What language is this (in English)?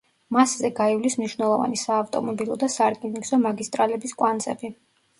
Georgian